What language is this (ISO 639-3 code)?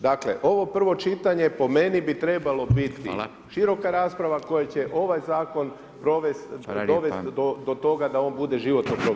hrv